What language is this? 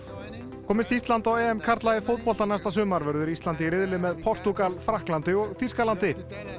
Icelandic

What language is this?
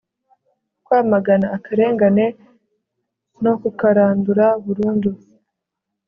Kinyarwanda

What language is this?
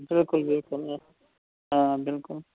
Kashmiri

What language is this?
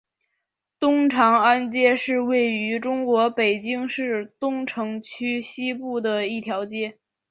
Chinese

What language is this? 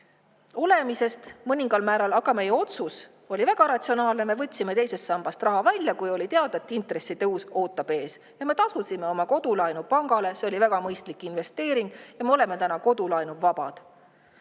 Estonian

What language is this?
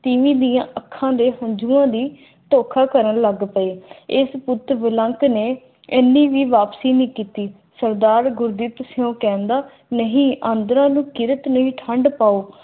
Punjabi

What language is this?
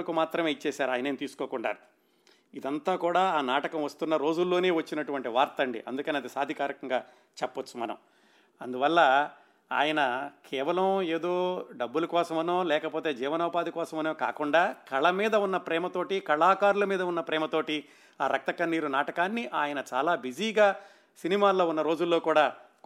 Telugu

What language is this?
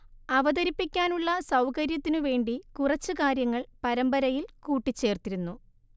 Malayalam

